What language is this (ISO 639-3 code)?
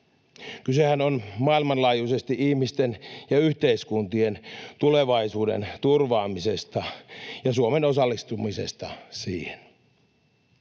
fin